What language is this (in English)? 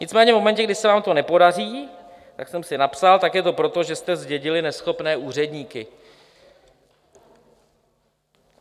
Czech